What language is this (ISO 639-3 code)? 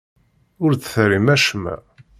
kab